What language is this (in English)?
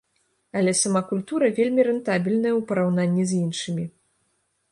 Belarusian